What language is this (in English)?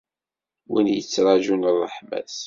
Kabyle